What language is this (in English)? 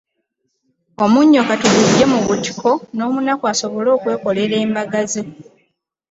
Ganda